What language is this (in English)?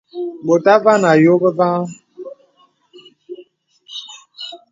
Bebele